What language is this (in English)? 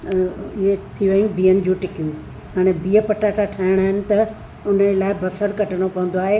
Sindhi